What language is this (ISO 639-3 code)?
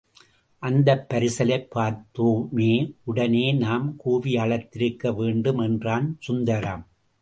tam